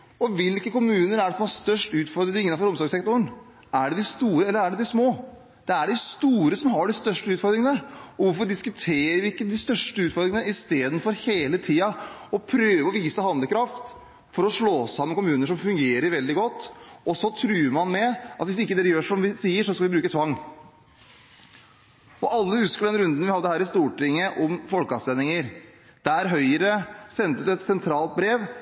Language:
Norwegian Bokmål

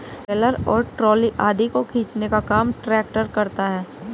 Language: Hindi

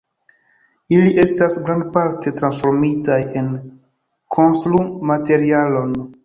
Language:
Esperanto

